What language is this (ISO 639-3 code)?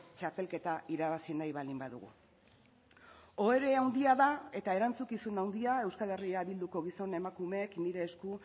eus